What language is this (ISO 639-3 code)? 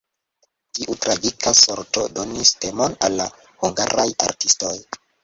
epo